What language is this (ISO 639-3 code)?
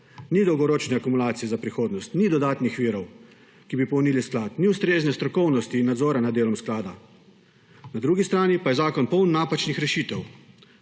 slv